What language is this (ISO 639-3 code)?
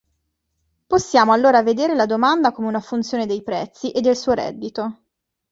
ita